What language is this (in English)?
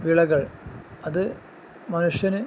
Malayalam